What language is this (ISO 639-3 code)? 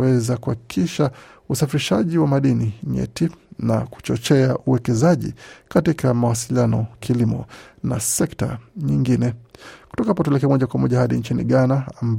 swa